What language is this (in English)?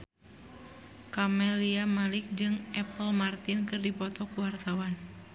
Sundanese